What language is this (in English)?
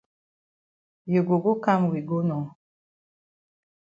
Cameroon Pidgin